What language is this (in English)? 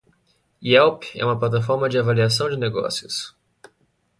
Portuguese